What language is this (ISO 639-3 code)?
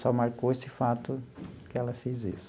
por